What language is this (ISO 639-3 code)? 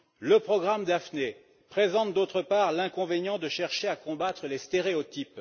fra